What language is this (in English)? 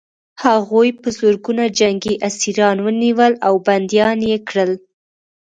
Pashto